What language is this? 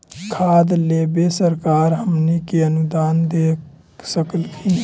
Magahi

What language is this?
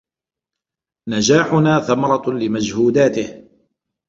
Arabic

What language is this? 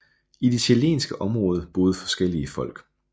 Danish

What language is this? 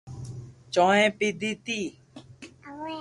Loarki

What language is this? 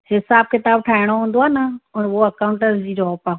Sindhi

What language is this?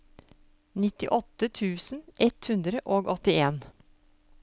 Norwegian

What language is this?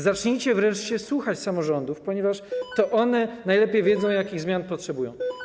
Polish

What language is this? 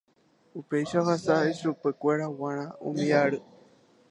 Guarani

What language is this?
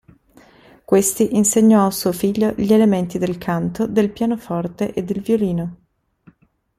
Italian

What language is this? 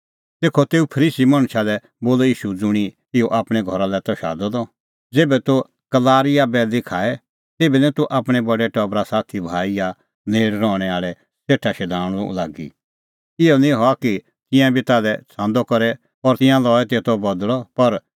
Kullu Pahari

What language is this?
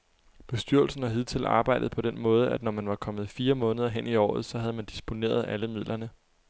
Danish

